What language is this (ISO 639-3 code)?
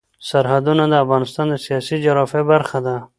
pus